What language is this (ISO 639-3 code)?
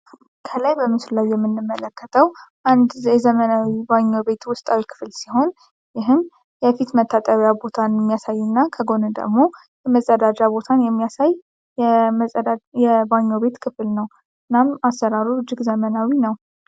amh